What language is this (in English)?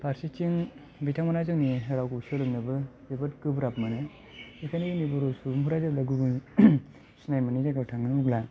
Bodo